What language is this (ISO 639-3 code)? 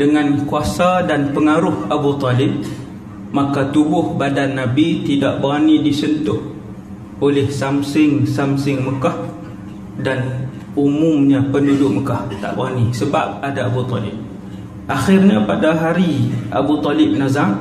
msa